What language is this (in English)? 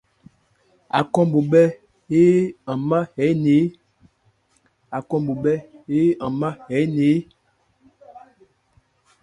Ebrié